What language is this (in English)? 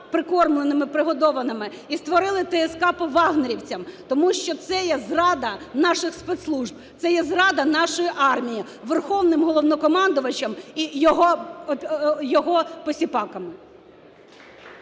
Ukrainian